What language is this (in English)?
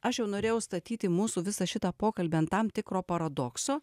Lithuanian